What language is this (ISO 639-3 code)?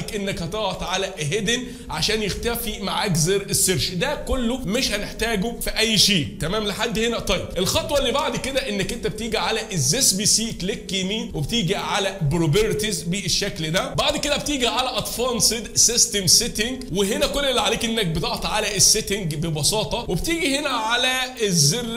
ara